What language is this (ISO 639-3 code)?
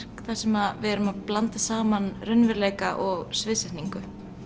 isl